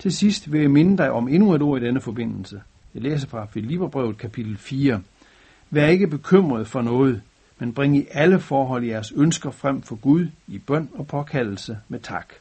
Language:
Danish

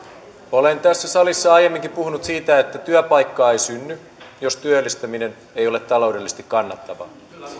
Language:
Finnish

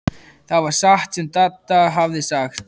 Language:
Icelandic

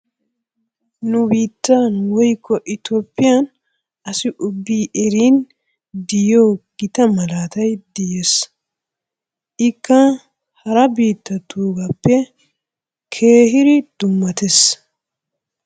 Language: Wolaytta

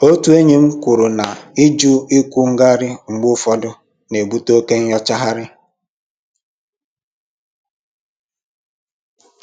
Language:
Igbo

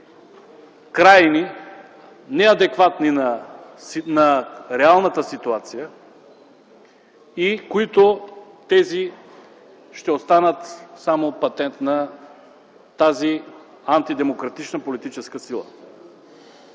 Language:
Bulgarian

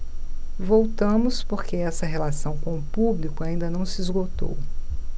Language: Portuguese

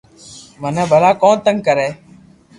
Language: Loarki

